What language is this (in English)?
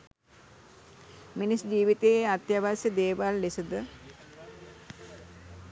Sinhala